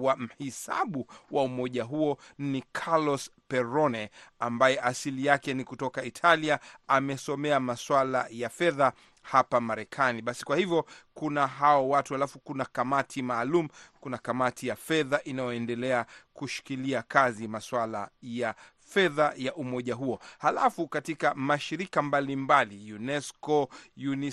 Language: Swahili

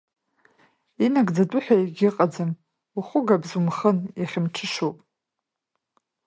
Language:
Abkhazian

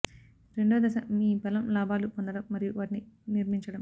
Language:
Telugu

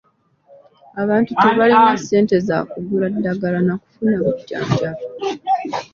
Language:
Ganda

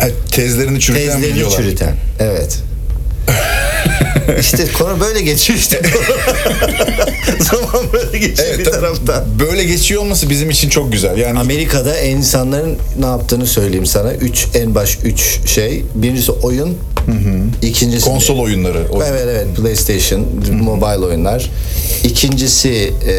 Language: Turkish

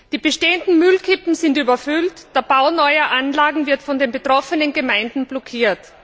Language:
German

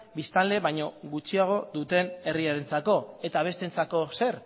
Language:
Basque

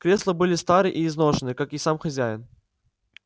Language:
Russian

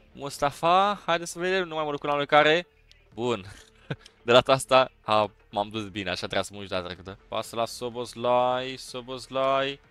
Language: Romanian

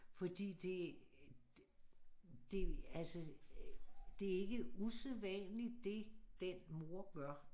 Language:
Danish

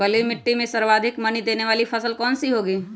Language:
Magahi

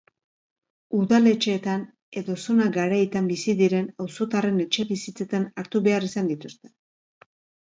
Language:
Basque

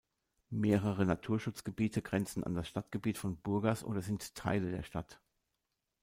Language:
German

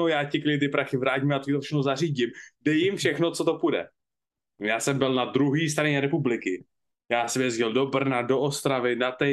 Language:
Czech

